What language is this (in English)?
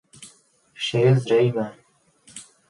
Czech